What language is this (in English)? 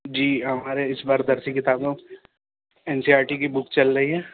Urdu